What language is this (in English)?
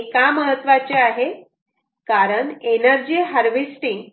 Marathi